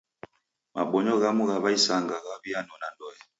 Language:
Taita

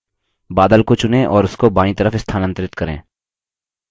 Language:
Hindi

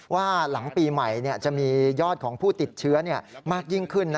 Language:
Thai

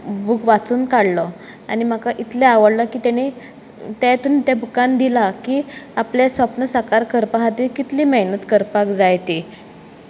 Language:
Konkani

